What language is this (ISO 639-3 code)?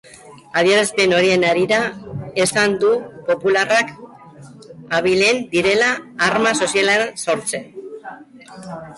eus